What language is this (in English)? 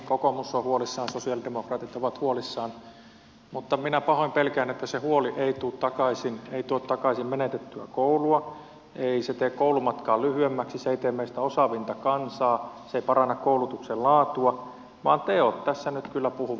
Finnish